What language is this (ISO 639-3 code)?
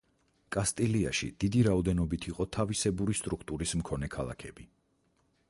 kat